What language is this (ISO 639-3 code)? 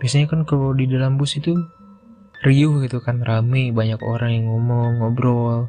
ind